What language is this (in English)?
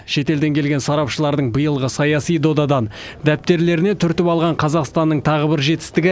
Kazakh